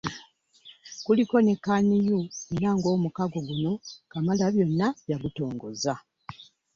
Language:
Ganda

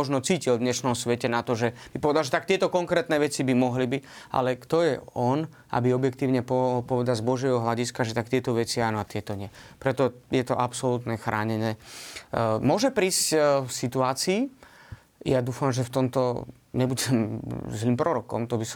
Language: Slovak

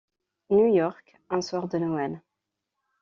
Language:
French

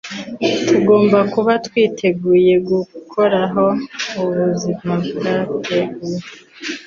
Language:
Kinyarwanda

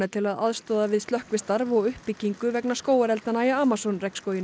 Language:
Icelandic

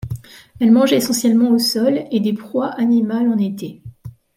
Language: French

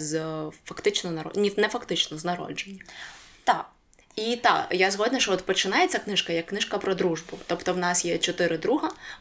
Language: Ukrainian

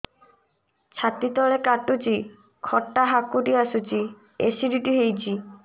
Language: Odia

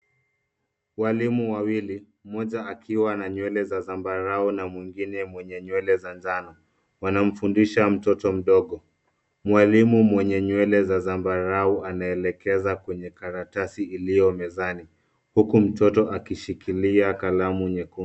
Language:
Swahili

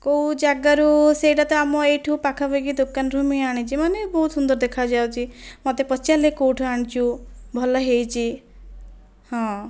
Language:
Odia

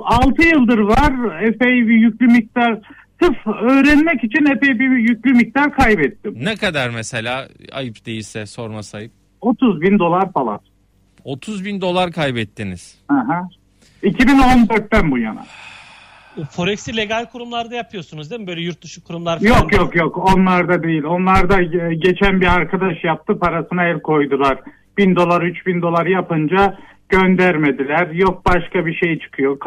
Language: Turkish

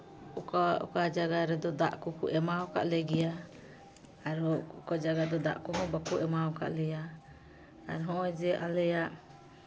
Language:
Santali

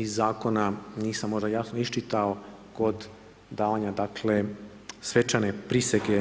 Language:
Croatian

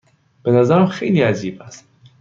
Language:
Persian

